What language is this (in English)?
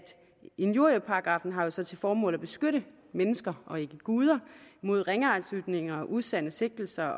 Danish